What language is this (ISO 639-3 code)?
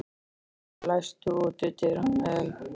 isl